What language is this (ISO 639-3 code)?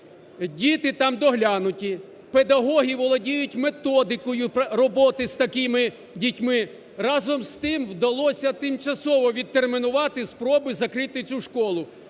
ukr